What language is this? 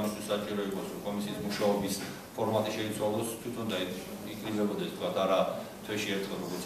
Romanian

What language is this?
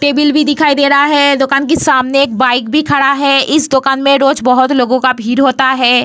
Hindi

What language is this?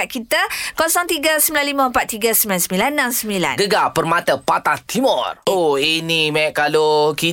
Malay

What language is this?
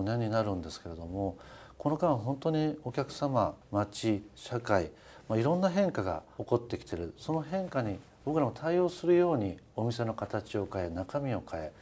Japanese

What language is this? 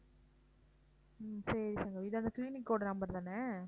Tamil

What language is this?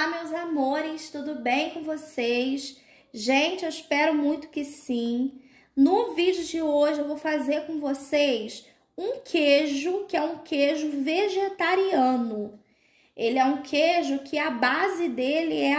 Portuguese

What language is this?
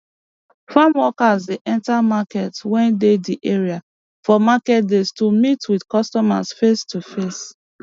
Nigerian Pidgin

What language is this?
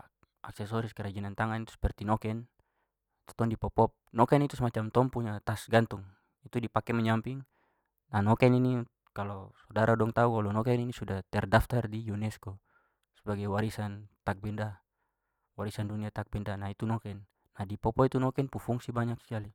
Papuan Malay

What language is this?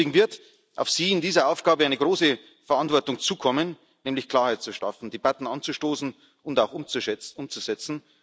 German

